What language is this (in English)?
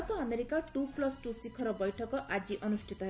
Odia